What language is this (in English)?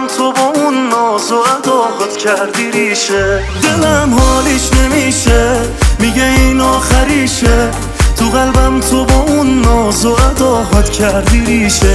Persian